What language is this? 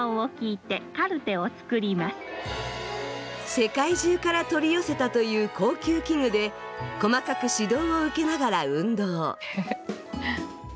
Japanese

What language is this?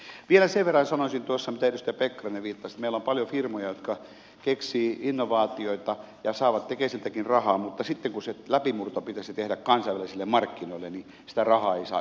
Finnish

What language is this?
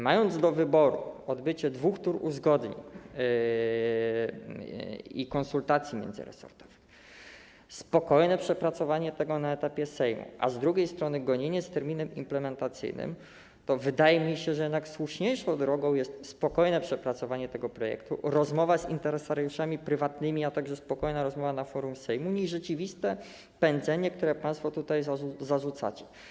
Polish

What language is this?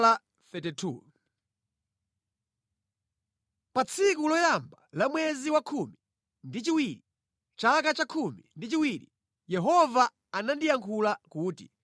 Nyanja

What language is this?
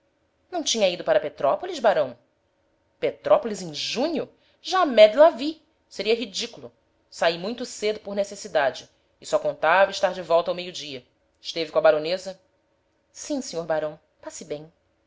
Portuguese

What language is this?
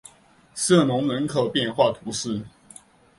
Chinese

